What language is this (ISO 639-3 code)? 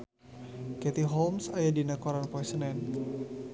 sun